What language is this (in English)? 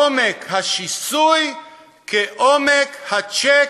Hebrew